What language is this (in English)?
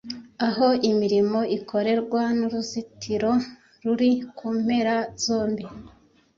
Kinyarwanda